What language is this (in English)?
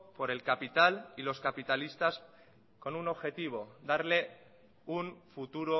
Spanish